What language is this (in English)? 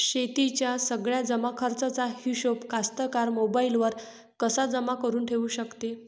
Marathi